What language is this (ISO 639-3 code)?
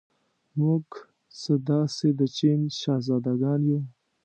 pus